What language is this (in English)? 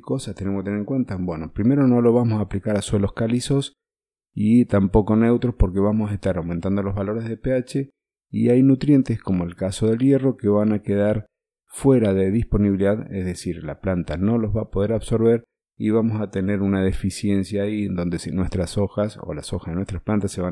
Spanish